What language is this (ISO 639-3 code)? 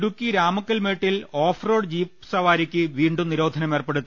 mal